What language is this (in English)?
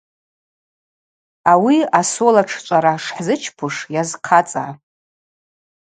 Abaza